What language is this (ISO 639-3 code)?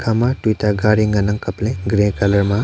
nnp